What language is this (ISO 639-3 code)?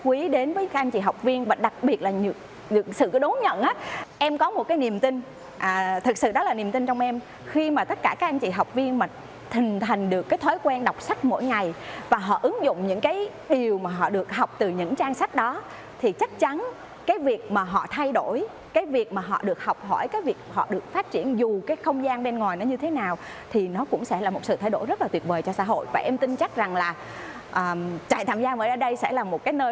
vie